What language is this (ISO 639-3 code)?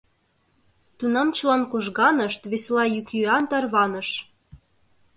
chm